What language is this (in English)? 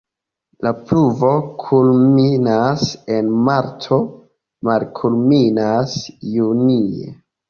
Esperanto